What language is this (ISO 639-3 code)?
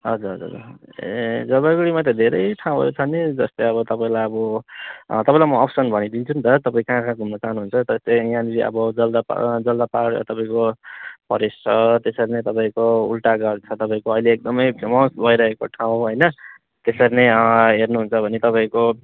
nep